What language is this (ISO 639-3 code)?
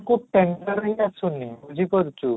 ori